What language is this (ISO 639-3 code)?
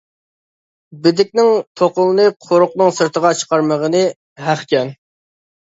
uig